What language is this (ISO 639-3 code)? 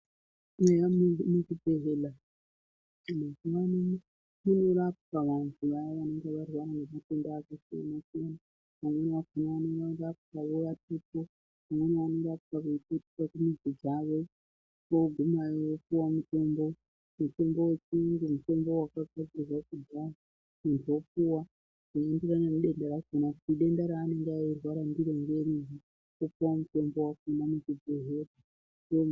ndc